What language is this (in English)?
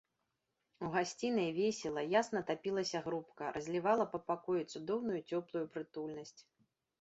Belarusian